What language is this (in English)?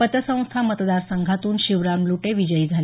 Marathi